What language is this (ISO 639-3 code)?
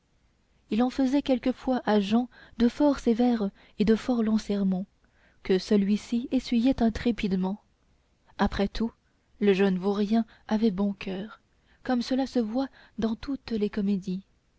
fra